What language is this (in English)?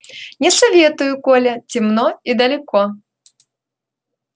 Russian